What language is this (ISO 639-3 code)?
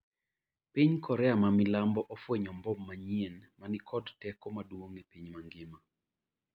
luo